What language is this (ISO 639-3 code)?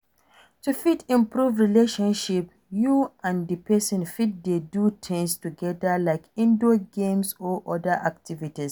pcm